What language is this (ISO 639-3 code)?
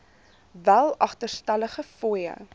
afr